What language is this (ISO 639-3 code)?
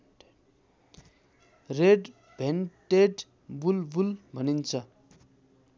nep